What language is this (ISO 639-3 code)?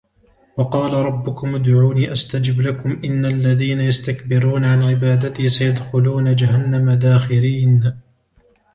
ara